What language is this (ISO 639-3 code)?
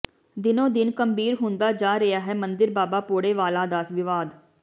pan